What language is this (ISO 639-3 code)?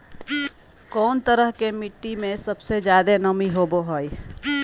mag